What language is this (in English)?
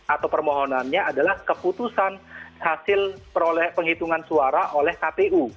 Indonesian